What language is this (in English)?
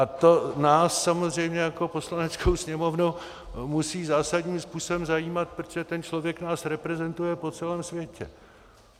Czech